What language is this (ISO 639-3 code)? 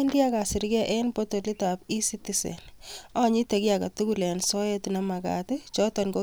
kln